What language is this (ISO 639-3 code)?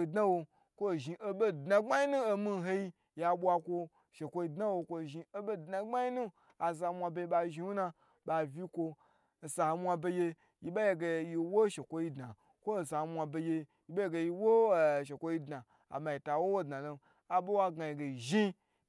gbr